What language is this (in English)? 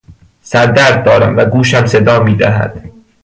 Persian